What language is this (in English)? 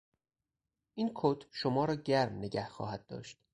Persian